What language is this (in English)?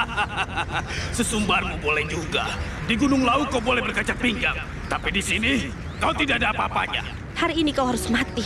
Indonesian